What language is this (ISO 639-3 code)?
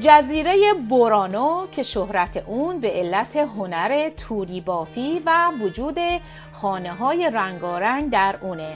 fas